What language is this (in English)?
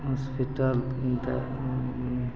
Maithili